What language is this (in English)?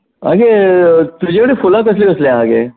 Konkani